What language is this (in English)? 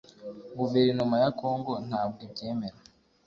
Kinyarwanda